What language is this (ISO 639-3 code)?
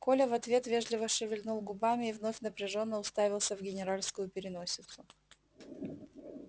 rus